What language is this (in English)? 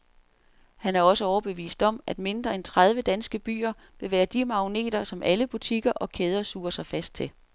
Danish